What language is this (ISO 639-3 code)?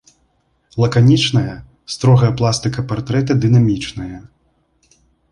bel